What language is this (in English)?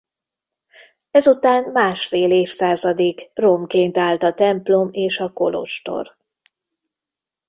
Hungarian